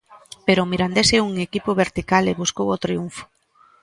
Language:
Galician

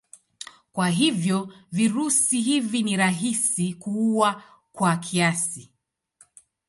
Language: Swahili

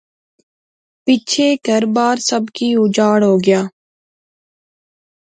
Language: Pahari-Potwari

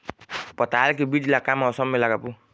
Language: Chhattisgarhi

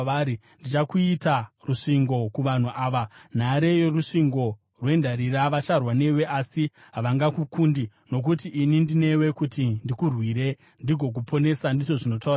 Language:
Shona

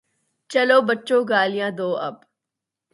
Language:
Urdu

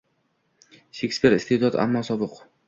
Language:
Uzbek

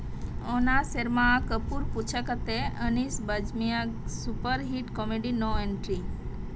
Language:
Santali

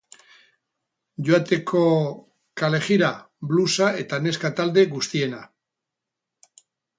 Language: Basque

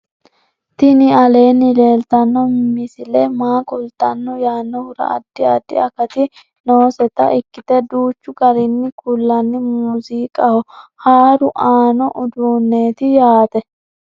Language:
Sidamo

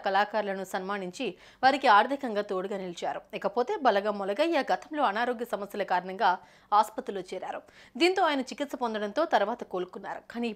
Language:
Telugu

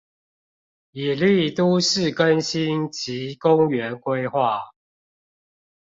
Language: Chinese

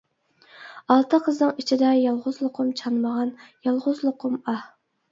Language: Uyghur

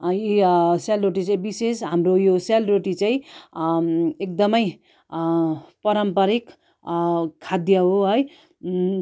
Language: Nepali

